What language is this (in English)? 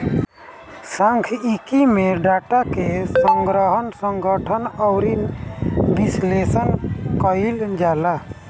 Bhojpuri